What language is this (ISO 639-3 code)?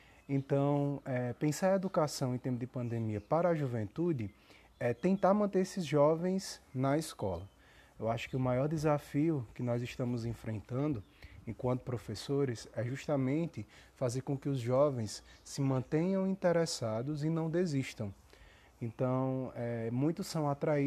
por